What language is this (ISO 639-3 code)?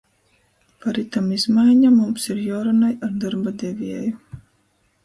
ltg